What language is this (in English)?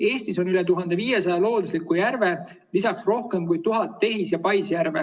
Estonian